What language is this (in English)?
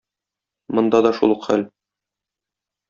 Tatar